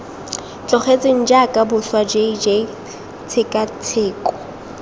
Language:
Tswana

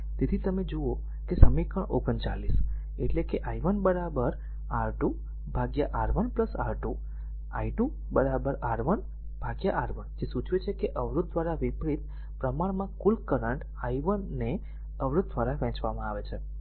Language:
Gujarati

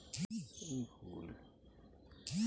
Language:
Bangla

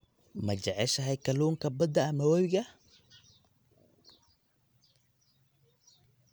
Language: Somali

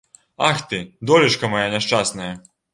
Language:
Belarusian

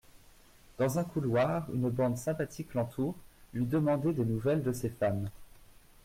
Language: French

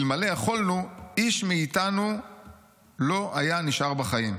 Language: Hebrew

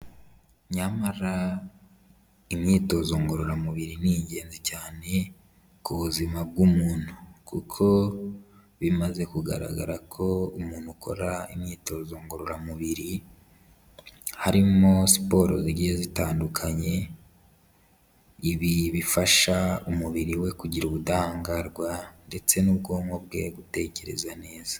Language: Kinyarwanda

